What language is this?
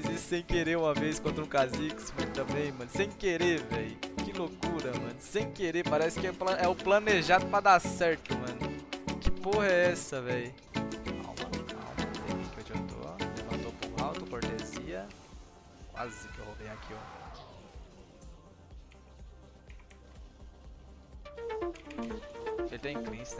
Portuguese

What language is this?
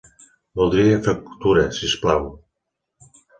Catalan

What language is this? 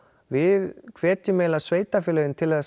Icelandic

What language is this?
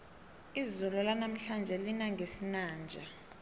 South Ndebele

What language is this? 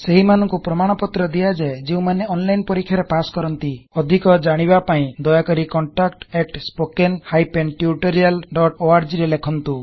Odia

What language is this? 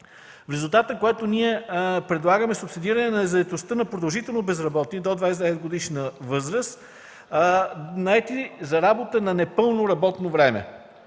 Bulgarian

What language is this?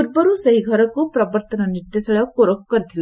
Odia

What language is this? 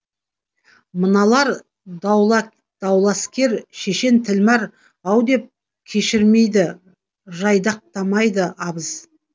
Kazakh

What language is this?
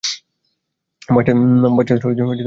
Bangla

